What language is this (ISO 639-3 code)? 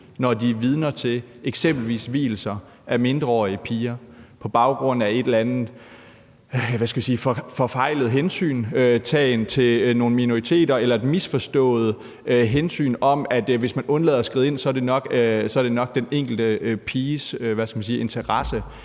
dan